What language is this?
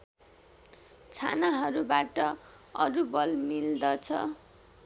Nepali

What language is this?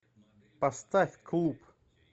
Russian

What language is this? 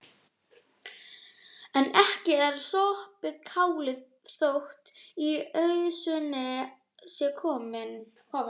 Icelandic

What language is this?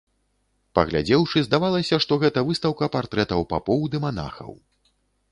Belarusian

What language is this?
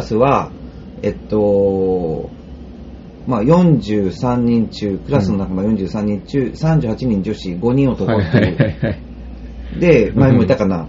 Japanese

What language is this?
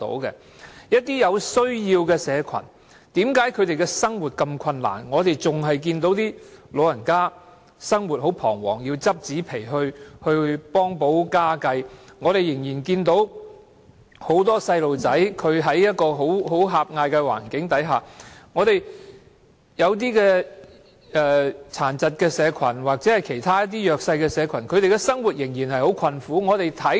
Cantonese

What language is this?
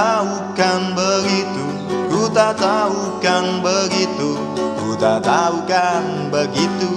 Indonesian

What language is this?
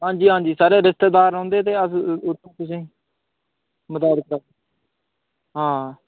Dogri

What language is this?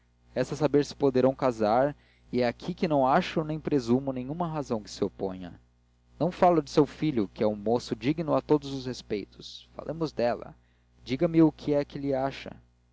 Portuguese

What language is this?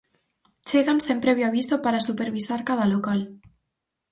Galician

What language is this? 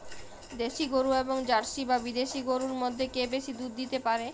Bangla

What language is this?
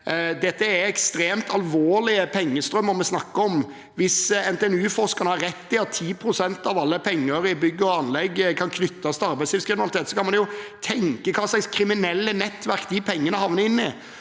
Norwegian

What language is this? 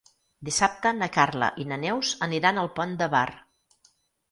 Catalan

